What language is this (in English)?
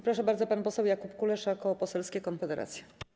Polish